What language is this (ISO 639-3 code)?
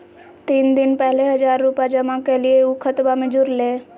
mag